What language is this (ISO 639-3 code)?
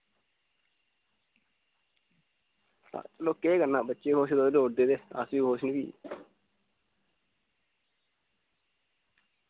doi